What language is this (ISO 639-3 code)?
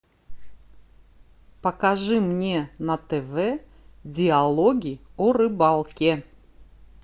rus